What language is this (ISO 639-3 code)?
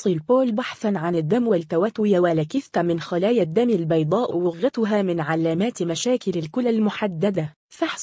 ara